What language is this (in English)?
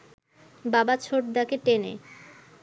Bangla